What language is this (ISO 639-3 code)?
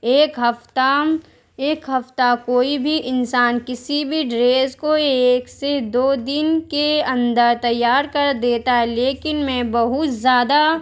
urd